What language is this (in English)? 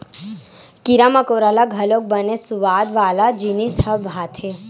Chhattisgarhi